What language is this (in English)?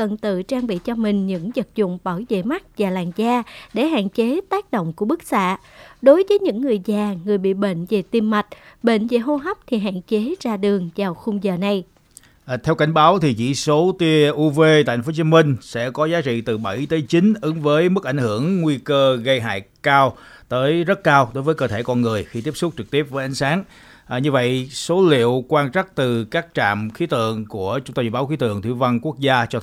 Vietnamese